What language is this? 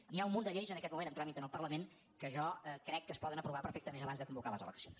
Catalan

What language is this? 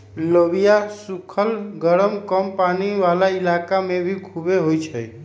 Magahi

